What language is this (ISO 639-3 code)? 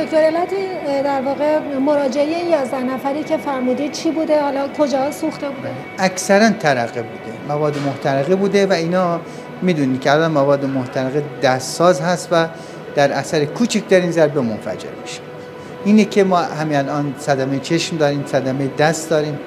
fas